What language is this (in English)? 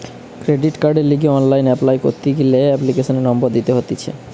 Bangla